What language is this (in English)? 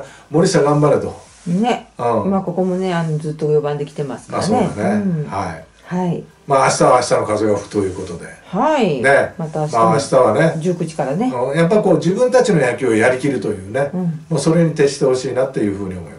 Japanese